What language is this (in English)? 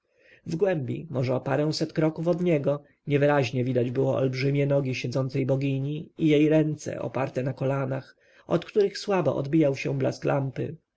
Polish